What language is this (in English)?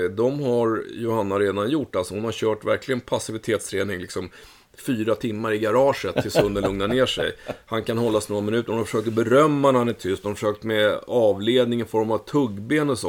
Swedish